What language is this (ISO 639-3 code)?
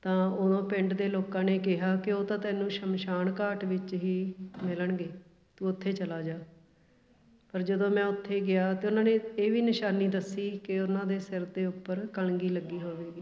pan